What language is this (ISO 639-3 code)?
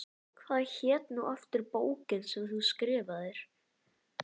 isl